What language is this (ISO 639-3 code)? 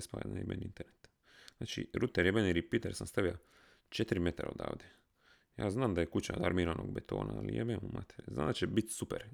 hrv